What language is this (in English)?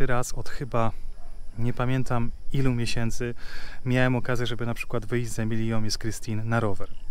Polish